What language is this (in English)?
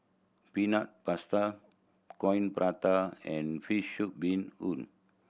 English